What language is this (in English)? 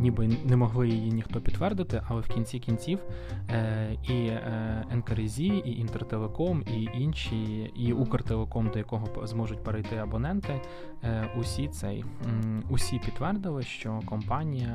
Ukrainian